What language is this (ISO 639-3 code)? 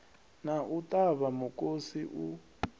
ven